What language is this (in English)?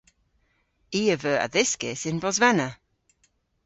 Cornish